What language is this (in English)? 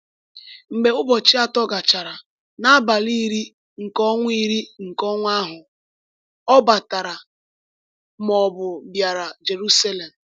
Igbo